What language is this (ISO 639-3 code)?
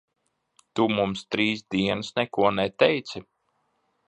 lav